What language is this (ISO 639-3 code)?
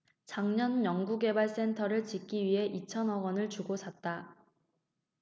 kor